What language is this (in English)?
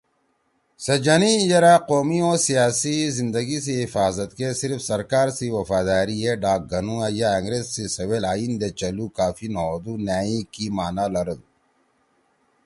Torwali